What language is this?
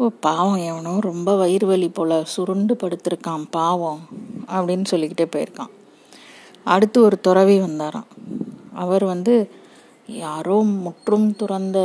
Tamil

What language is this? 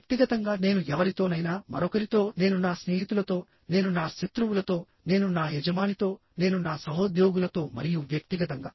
Telugu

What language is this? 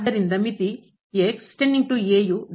Kannada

